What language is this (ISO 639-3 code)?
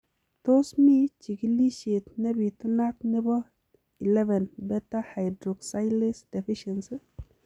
kln